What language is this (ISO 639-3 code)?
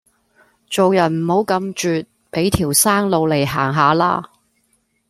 yue